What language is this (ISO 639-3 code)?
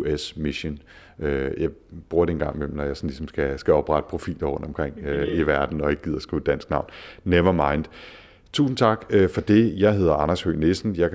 dan